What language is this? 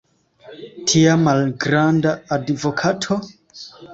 Esperanto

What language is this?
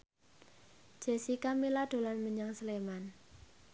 Javanese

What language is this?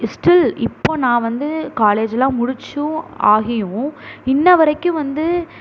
Tamil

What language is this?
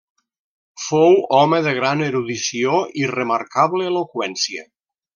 Catalan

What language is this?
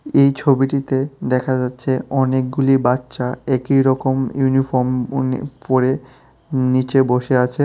Bangla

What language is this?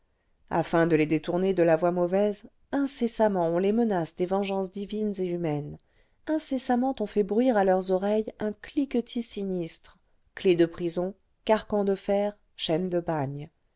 French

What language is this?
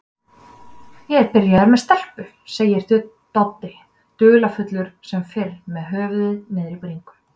Icelandic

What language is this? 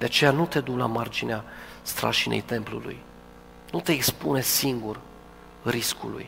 Romanian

